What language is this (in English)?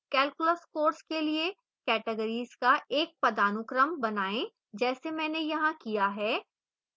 Hindi